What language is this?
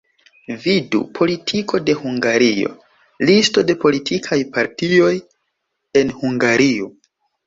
Esperanto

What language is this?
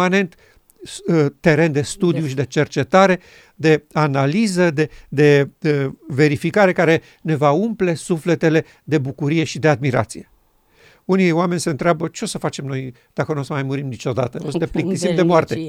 Romanian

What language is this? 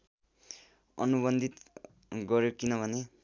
Nepali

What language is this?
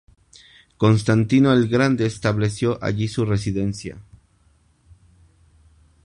Spanish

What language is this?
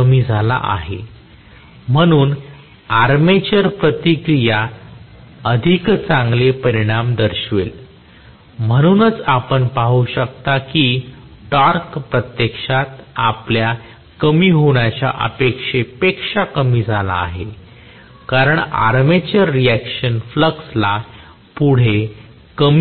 Marathi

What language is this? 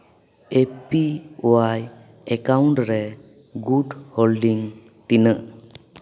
Santali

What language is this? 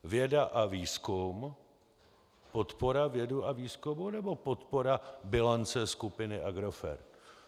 Czech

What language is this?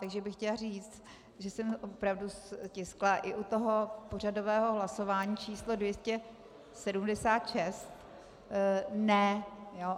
Czech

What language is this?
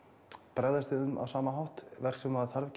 Icelandic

